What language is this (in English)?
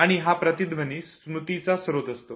Marathi